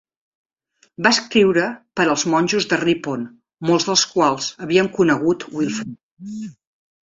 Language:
Catalan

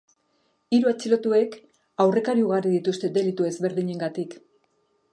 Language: Basque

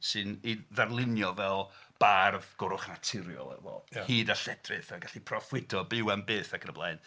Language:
Welsh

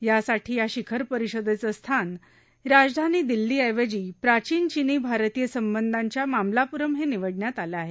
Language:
Marathi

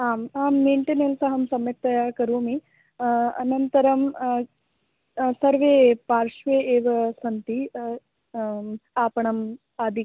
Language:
Sanskrit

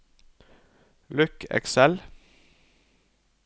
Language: Norwegian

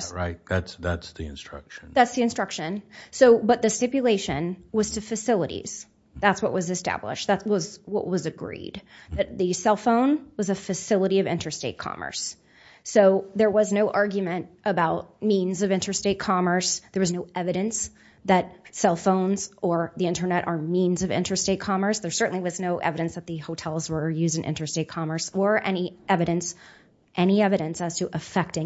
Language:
English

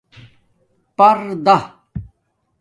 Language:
Domaaki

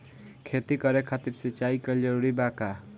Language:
Bhojpuri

